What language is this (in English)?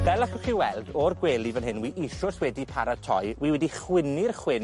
Welsh